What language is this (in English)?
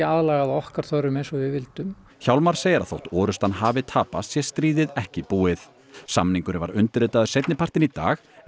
Icelandic